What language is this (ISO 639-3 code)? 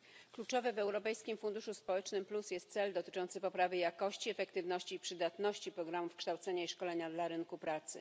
pol